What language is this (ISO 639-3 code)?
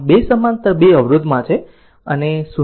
guj